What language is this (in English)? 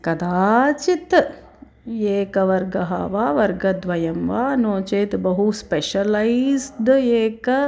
Sanskrit